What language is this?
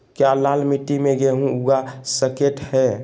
Magahi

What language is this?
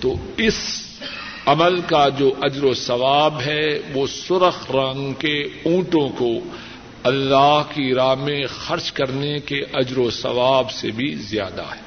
Urdu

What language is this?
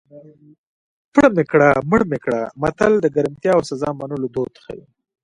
Pashto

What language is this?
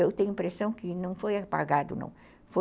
Portuguese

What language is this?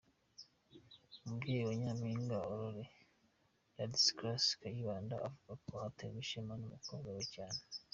Kinyarwanda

